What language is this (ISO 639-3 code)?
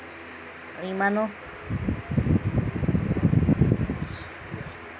asm